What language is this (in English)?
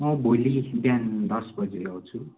Nepali